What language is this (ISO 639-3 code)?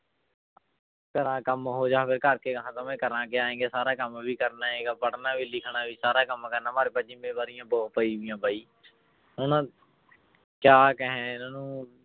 pan